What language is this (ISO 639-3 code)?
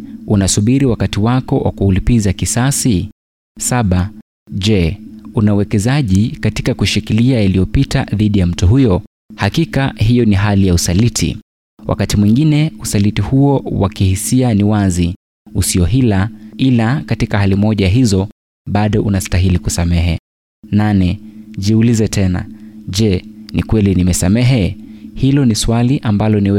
swa